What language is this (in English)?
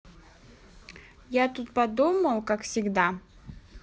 Russian